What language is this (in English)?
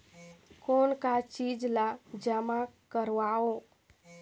Chhattisgarhi